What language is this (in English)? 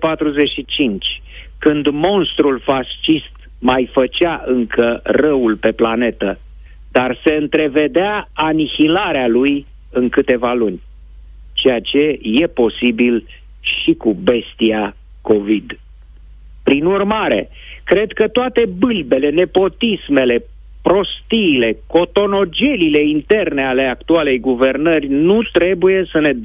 Romanian